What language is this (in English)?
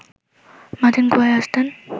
Bangla